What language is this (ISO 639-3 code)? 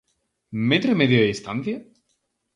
glg